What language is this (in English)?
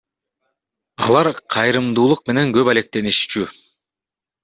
Kyrgyz